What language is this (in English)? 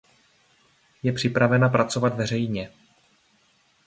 Czech